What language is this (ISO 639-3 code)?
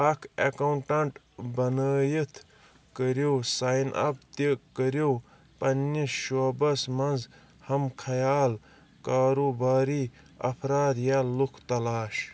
kas